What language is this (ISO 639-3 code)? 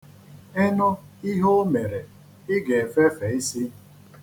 ibo